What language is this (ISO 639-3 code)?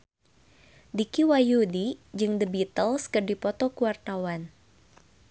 sun